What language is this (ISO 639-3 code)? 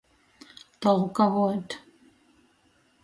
ltg